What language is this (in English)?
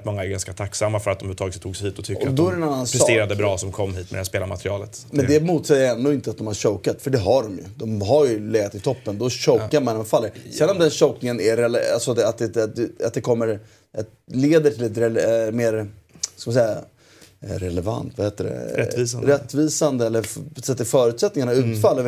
Swedish